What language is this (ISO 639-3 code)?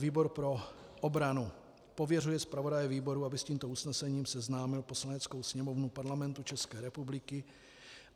ces